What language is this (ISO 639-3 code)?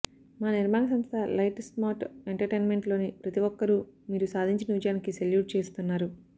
tel